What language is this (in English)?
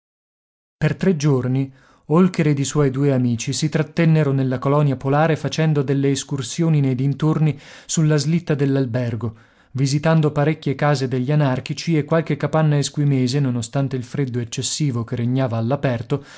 Italian